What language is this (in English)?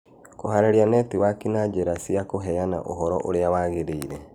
Kikuyu